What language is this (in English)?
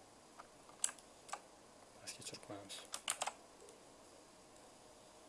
Turkish